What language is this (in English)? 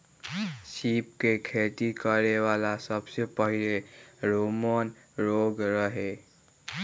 Magahi